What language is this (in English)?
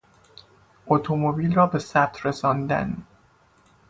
Persian